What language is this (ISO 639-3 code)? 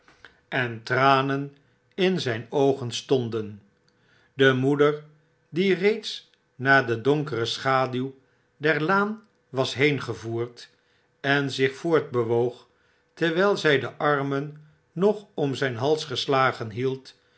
nld